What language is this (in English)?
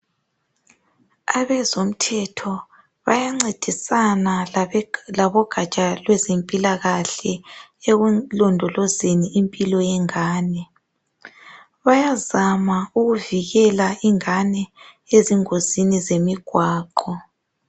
North Ndebele